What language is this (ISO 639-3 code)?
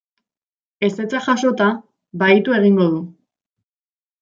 eus